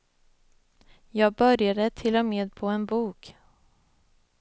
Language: Swedish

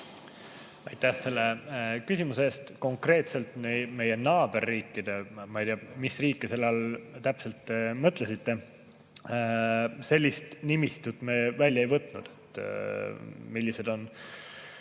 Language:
Estonian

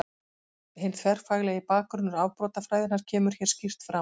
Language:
Icelandic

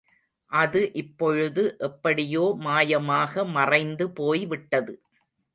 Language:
Tamil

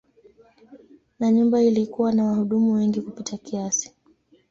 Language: Swahili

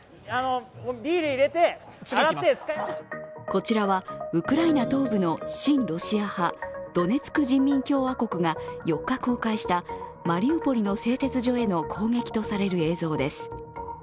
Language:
Japanese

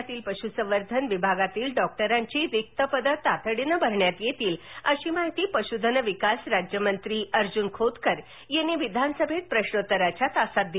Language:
Marathi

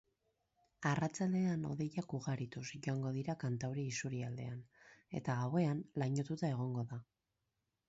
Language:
Basque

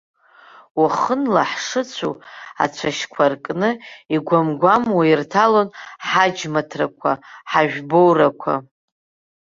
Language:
Abkhazian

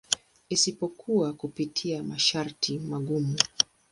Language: Swahili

